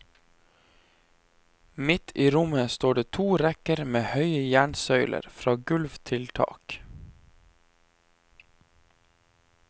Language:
Norwegian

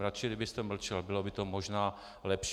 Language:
Czech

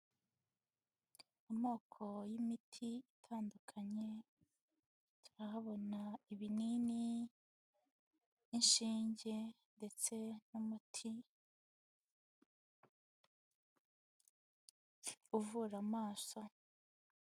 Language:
Kinyarwanda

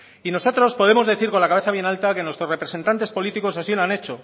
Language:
Spanish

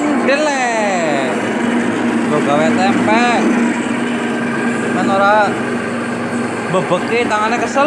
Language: Indonesian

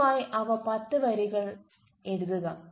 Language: Malayalam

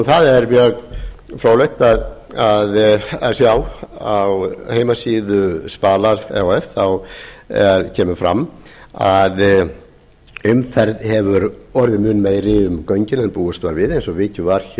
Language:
Icelandic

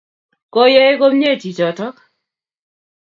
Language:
Kalenjin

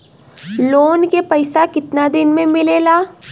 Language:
Bhojpuri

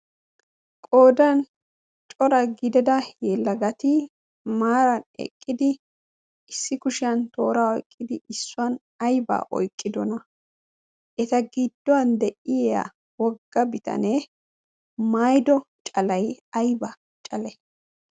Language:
Wolaytta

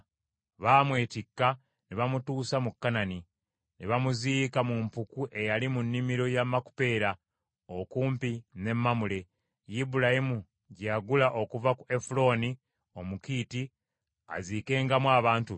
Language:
Ganda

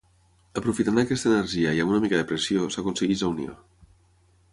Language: Catalan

